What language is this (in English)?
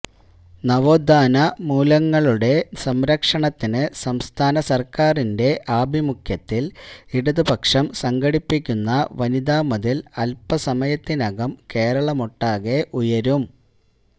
Malayalam